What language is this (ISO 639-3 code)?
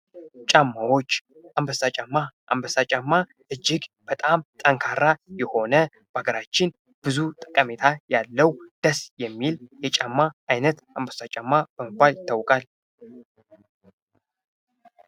amh